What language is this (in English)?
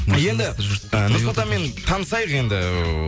Kazakh